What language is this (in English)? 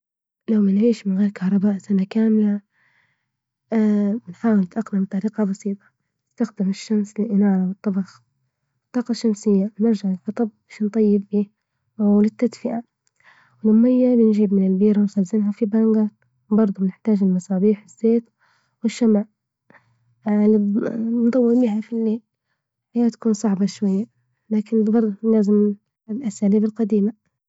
Libyan Arabic